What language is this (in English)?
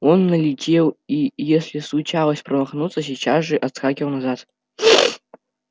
Russian